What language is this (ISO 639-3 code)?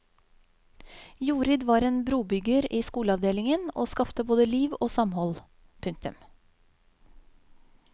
nor